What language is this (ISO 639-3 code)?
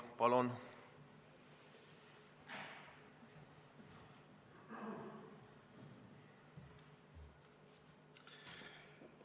est